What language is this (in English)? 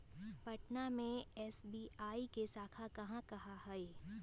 Magahi